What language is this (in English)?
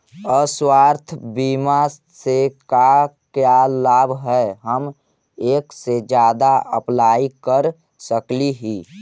Magahi